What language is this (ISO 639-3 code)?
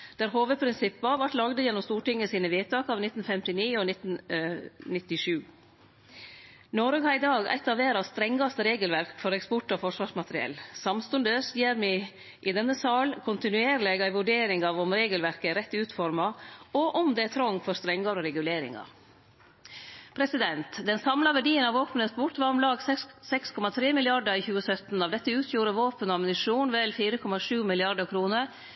nno